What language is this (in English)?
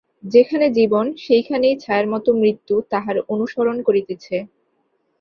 Bangla